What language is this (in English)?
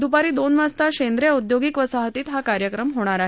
Marathi